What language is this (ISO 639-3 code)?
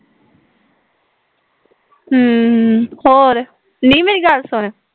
pan